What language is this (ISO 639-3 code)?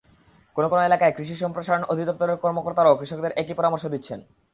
ben